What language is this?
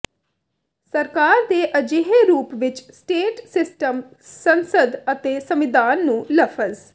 Punjabi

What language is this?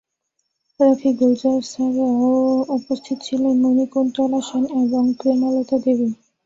Bangla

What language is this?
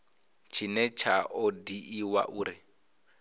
Venda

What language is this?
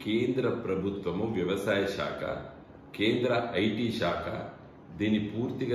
Hindi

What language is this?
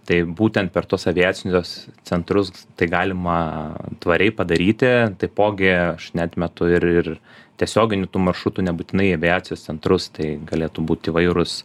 Lithuanian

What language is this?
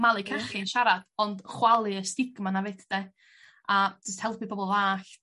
Welsh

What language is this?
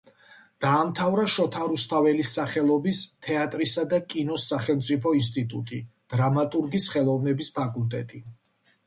Georgian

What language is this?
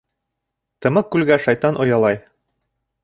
Bashkir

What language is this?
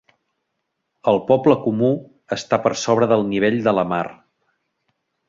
Catalan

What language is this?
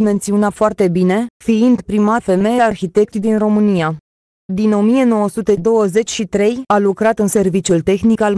Romanian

